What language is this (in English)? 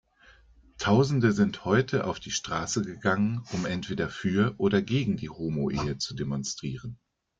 German